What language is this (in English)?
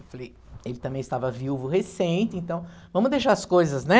Portuguese